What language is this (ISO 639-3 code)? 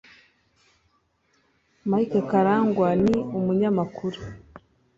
kin